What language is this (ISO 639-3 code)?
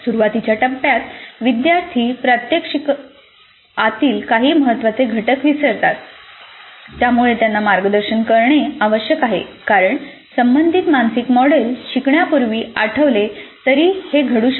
mar